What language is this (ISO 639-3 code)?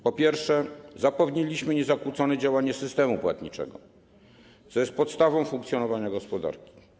pol